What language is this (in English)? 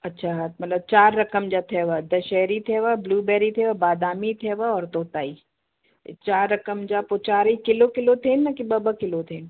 Sindhi